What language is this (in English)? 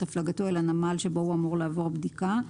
Hebrew